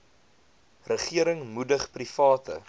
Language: Afrikaans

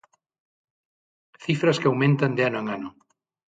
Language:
Galician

